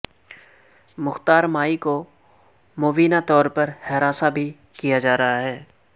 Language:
Urdu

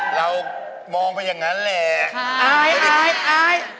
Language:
Thai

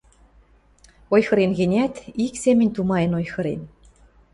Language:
Western Mari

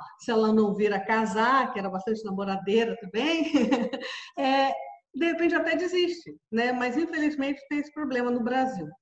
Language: Portuguese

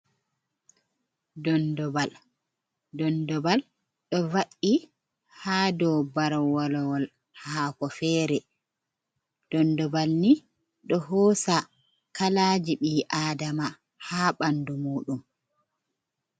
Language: Fula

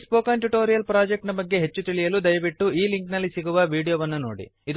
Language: Kannada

